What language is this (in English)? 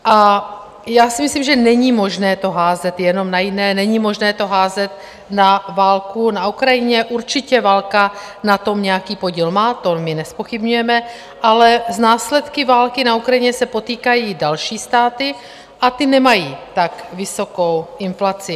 Czech